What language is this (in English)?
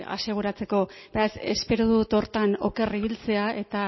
Basque